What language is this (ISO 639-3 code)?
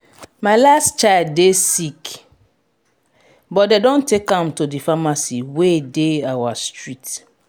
pcm